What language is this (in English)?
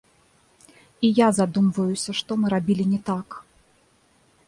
Belarusian